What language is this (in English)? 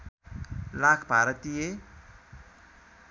Nepali